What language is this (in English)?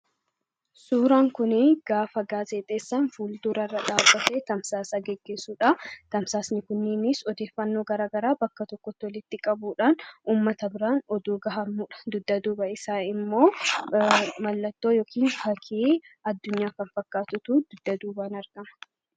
Oromo